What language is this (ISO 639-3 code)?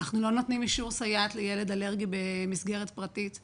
heb